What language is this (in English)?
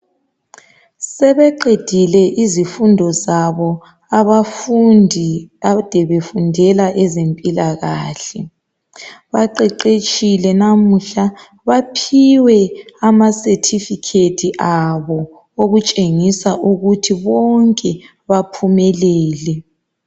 North Ndebele